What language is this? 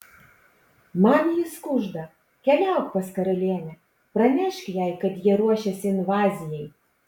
Lithuanian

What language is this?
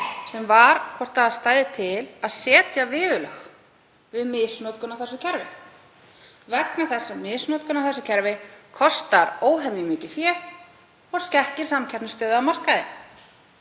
Icelandic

